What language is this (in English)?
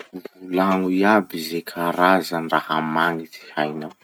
Masikoro Malagasy